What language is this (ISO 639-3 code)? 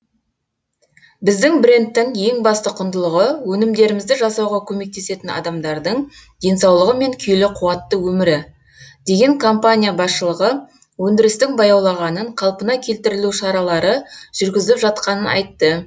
kaz